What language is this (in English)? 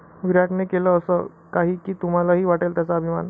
Marathi